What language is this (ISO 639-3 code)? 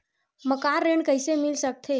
hne